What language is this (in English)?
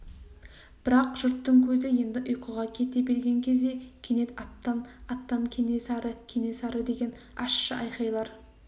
Kazakh